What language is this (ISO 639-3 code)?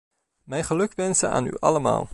nld